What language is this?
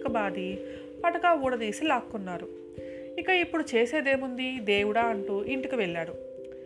Telugu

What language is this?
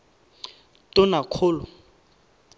Tswana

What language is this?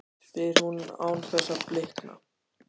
Icelandic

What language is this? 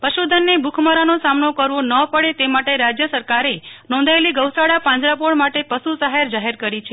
Gujarati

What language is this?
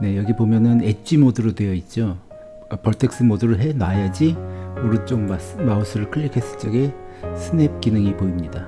Korean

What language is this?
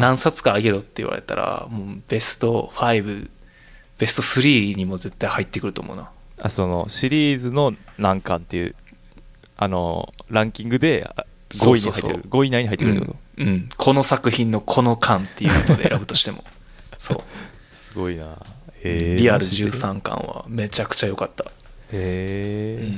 Japanese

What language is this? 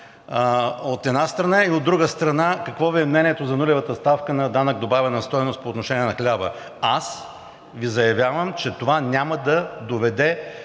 Bulgarian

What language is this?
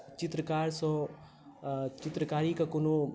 Maithili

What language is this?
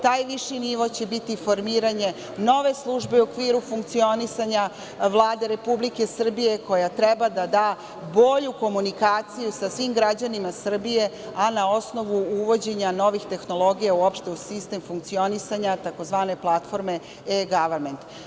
Serbian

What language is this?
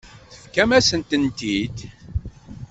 Kabyle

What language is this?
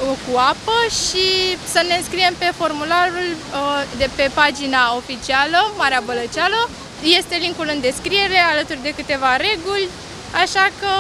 Romanian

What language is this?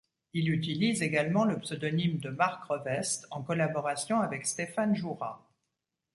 French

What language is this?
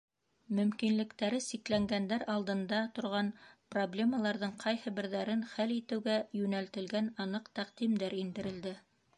Bashkir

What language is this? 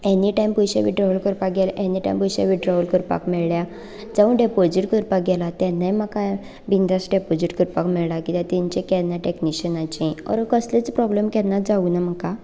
Konkani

